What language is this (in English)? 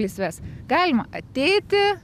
Lithuanian